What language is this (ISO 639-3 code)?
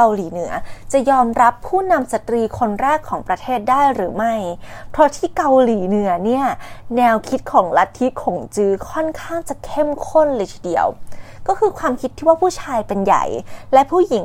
tha